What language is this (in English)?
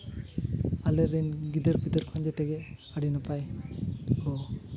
Santali